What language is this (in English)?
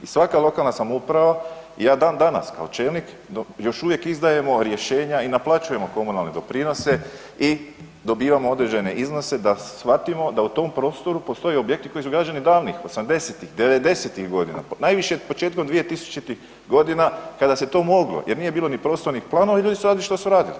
Croatian